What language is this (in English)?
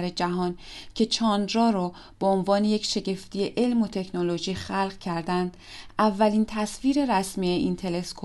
Persian